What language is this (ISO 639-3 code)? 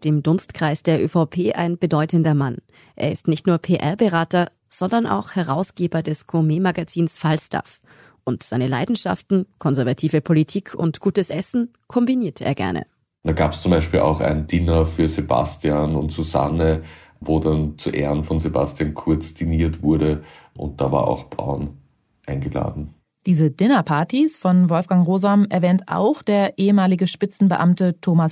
deu